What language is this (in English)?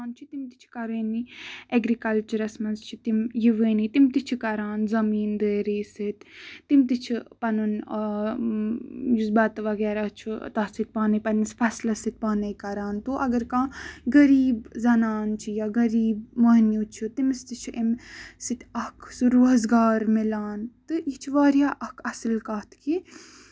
Kashmiri